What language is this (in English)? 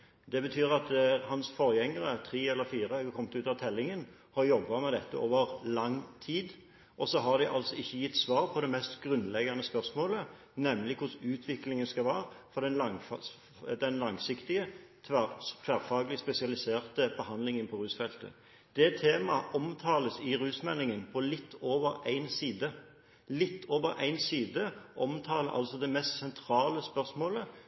Norwegian Bokmål